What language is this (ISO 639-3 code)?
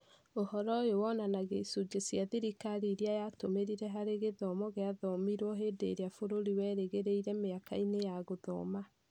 kik